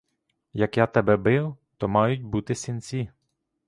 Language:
Ukrainian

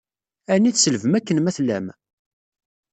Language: Kabyle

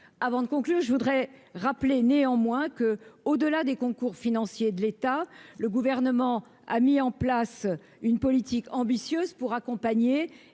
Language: French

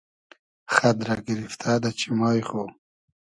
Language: Hazaragi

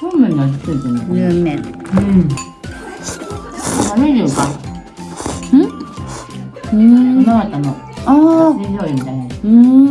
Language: Japanese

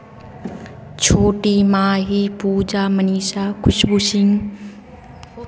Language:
Maithili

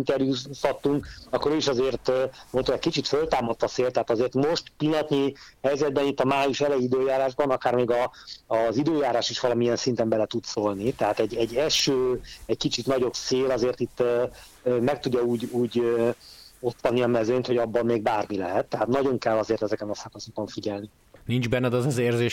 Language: Hungarian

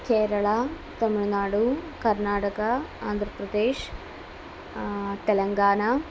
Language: Sanskrit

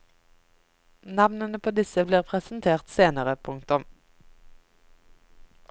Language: Norwegian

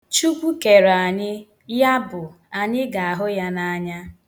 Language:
Igbo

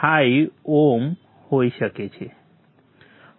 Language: Gujarati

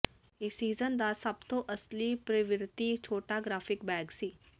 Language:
Punjabi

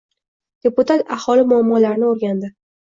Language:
Uzbek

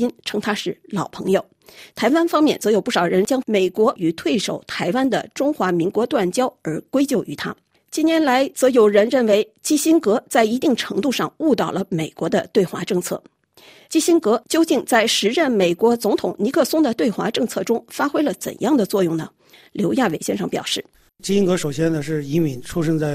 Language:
Chinese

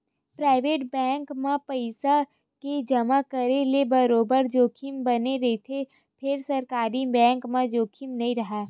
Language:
Chhattisgarhi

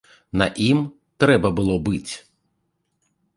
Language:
Belarusian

